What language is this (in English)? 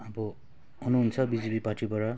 Nepali